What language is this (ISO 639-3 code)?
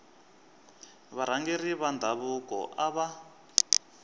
tso